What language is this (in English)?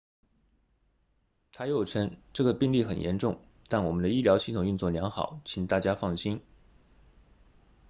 Chinese